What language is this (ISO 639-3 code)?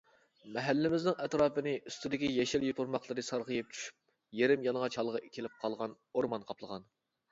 uig